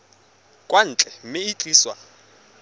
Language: Tswana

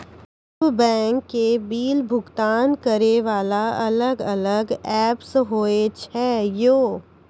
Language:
Maithili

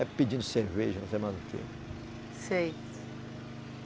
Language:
Portuguese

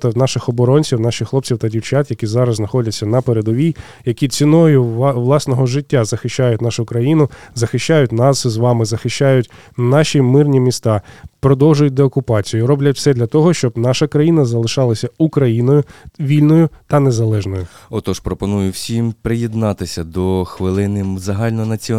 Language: Ukrainian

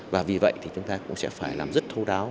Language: Vietnamese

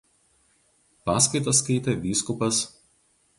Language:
Lithuanian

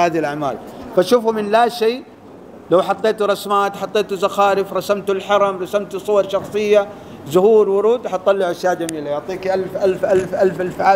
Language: Arabic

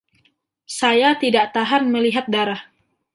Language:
Indonesian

